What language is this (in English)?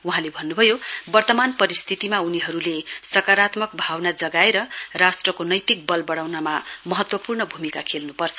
Nepali